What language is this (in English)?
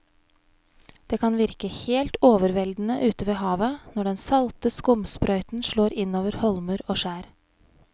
Norwegian